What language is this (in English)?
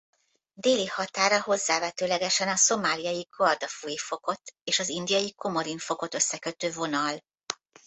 Hungarian